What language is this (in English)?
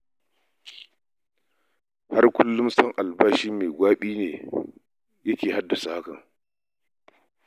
Hausa